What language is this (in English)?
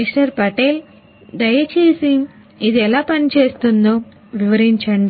Telugu